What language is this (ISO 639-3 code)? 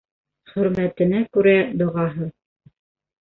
bak